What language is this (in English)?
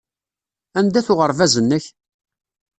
Kabyle